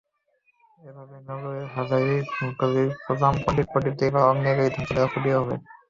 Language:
Bangla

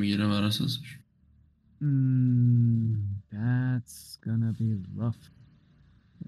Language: Persian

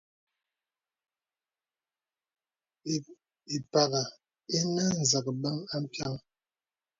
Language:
Bebele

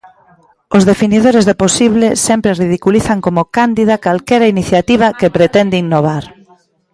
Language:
Galician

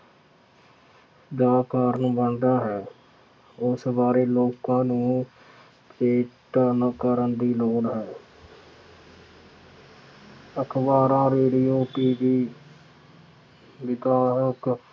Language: Punjabi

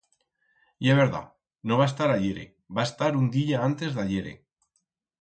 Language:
Aragonese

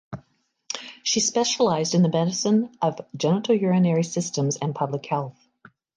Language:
English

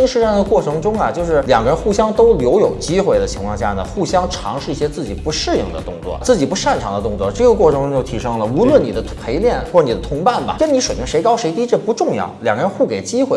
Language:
Chinese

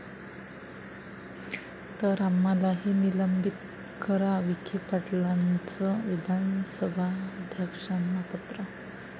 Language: Marathi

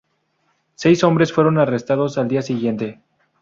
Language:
Spanish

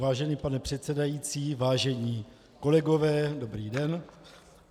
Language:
Czech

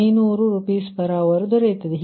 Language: Kannada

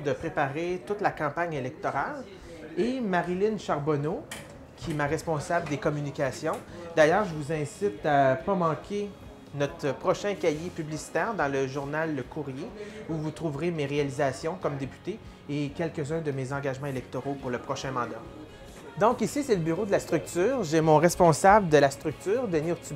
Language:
French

